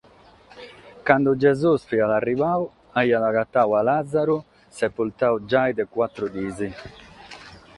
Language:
Sardinian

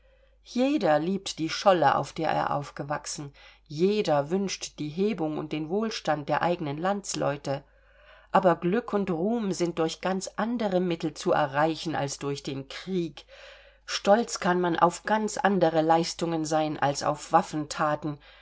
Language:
German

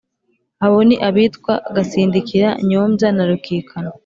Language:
Kinyarwanda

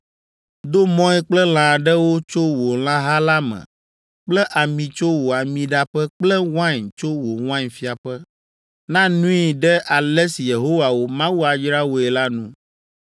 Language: Ewe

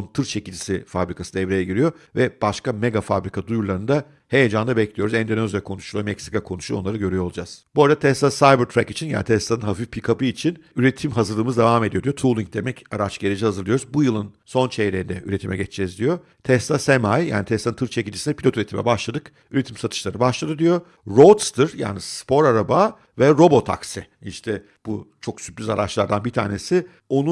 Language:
Turkish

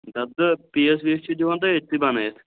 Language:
Kashmiri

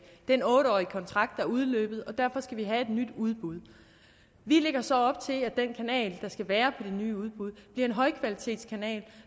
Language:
Danish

